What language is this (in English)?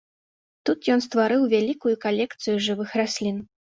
Belarusian